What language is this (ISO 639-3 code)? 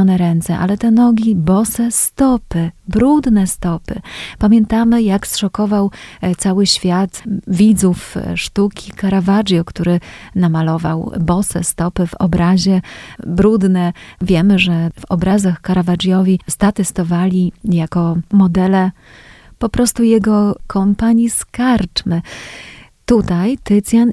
pol